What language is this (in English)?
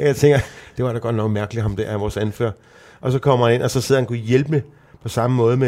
Danish